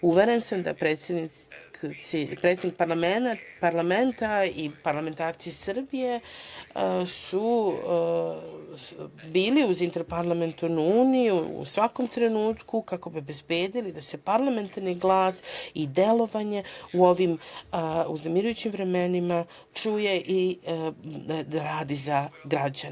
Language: Serbian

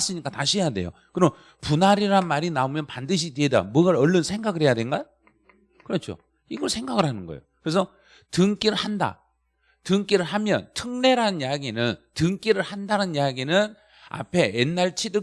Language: Korean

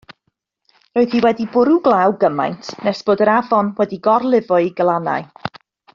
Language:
Welsh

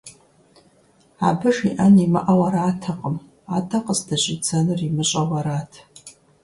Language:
Kabardian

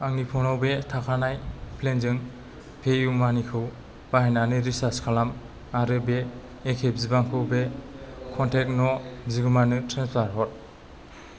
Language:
Bodo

